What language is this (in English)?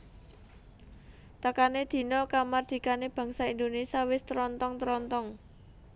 Javanese